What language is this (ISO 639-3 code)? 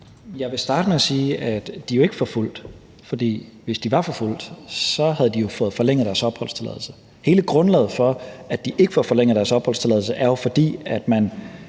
dan